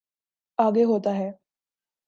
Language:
Urdu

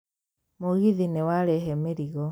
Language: Kikuyu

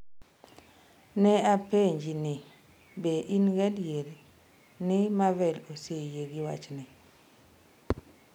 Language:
Luo (Kenya and Tanzania)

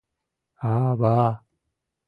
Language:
Mari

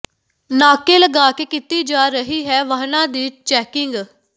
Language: Punjabi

